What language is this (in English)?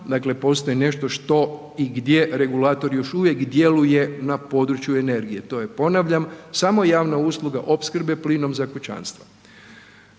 Croatian